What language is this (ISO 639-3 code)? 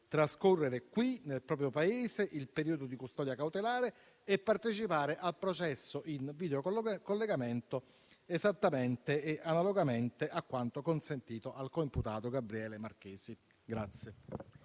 ita